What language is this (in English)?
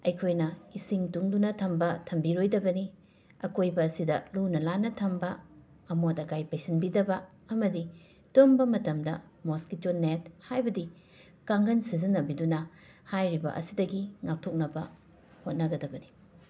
Manipuri